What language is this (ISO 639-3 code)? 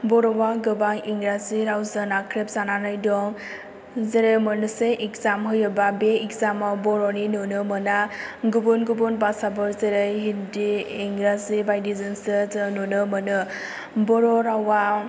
brx